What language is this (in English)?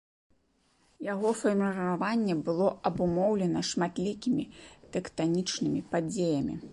Belarusian